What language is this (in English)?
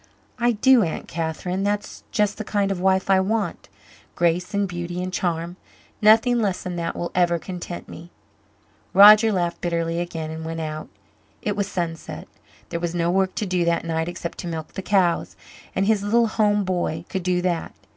English